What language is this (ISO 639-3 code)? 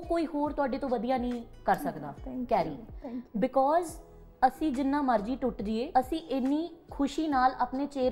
pan